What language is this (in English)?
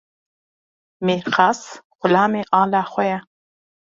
Kurdish